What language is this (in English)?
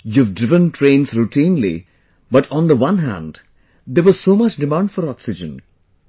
English